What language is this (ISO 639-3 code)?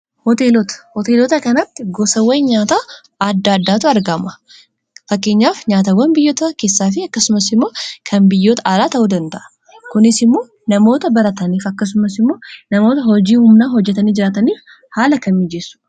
orm